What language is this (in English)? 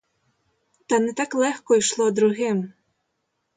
Ukrainian